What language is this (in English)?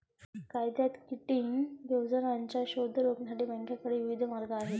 Marathi